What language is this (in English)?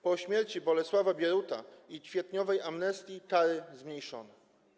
Polish